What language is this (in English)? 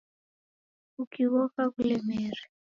Taita